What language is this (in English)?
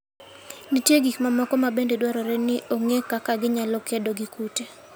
Luo (Kenya and Tanzania)